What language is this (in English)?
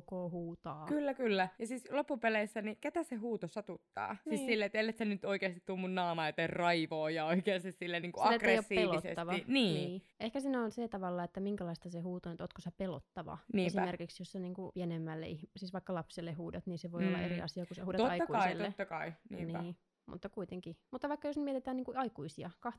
Finnish